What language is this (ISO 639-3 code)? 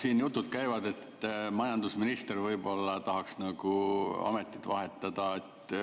est